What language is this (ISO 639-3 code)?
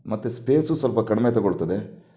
kan